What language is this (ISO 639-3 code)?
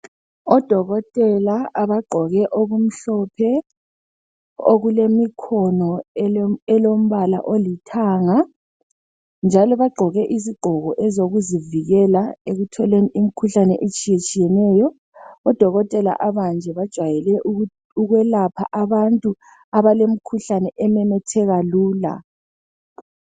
nde